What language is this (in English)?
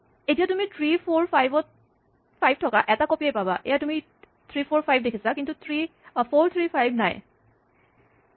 Assamese